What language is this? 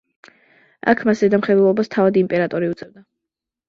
Georgian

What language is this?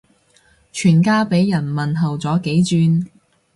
Cantonese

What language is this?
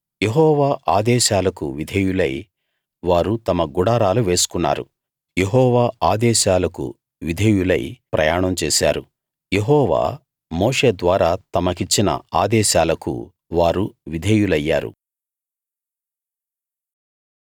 Telugu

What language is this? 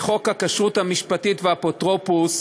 Hebrew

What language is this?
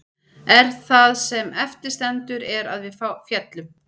Icelandic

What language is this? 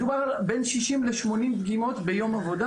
Hebrew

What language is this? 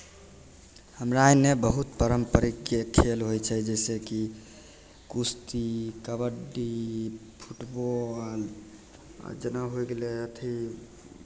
Maithili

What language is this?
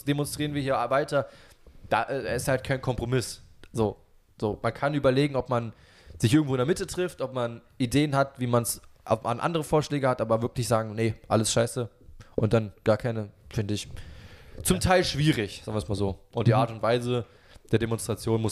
German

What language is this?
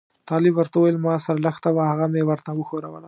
Pashto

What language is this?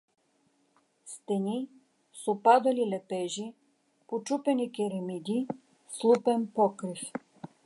Bulgarian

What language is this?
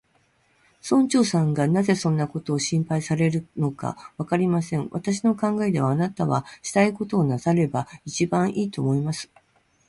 Japanese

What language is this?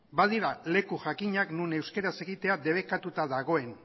Basque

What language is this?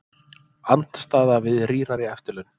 Icelandic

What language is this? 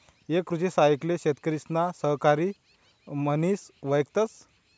Marathi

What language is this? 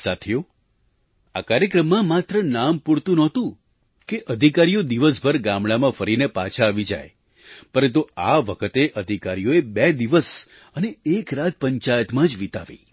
Gujarati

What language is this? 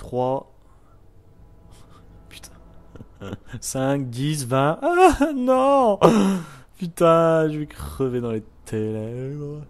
French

